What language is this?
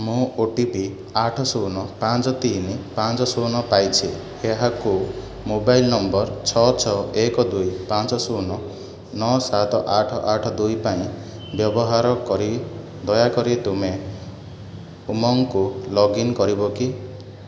Odia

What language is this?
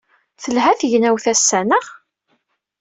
Kabyle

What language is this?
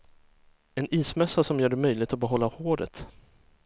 Swedish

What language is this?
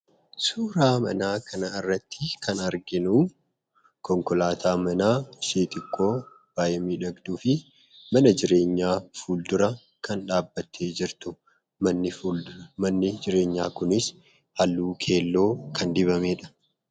Oromo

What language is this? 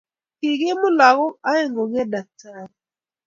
Kalenjin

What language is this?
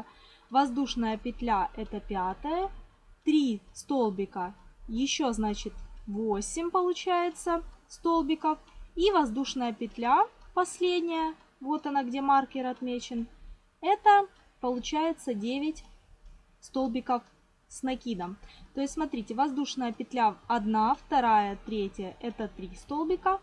Russian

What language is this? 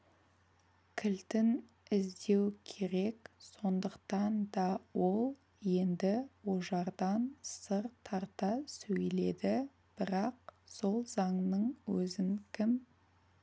Kazakh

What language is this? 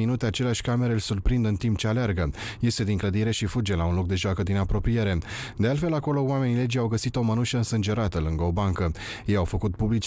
Romanian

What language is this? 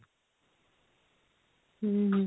Odia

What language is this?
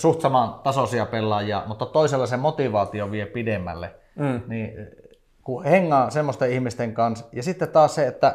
Finnish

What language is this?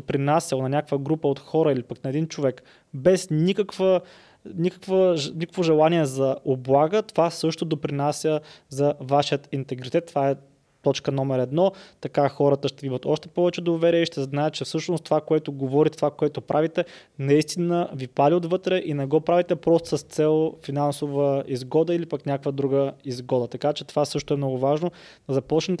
Bulgarian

